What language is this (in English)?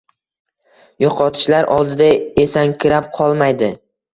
Uzbek